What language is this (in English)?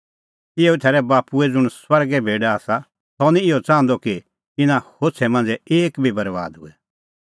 Kullu Pahari